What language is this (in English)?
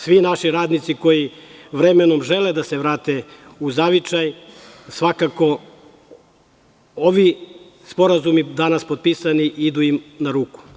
Serbian